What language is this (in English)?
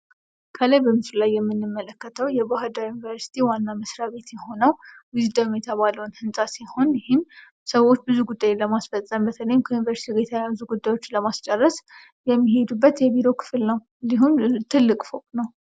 Amharic